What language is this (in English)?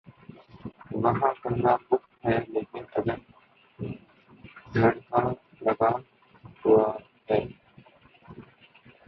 Urdu